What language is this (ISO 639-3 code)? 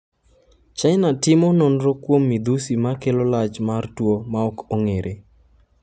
luo